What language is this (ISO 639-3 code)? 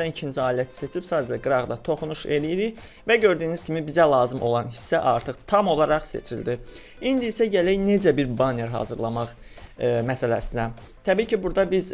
tur